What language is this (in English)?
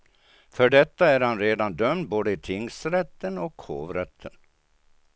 Swedish